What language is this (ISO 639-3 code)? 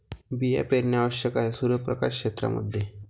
mar